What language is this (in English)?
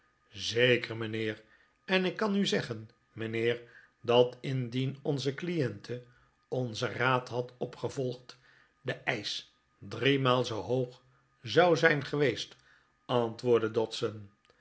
Dutch